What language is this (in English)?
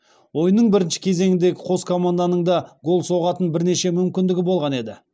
Kazakh